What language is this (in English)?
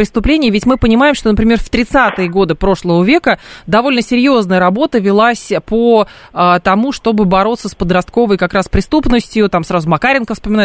Russian